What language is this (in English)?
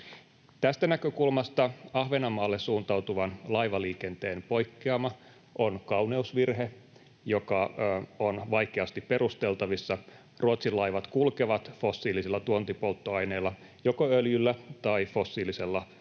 Finnish